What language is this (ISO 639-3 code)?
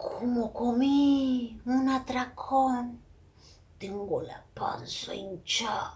spa